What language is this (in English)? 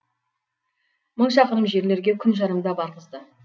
Kazakh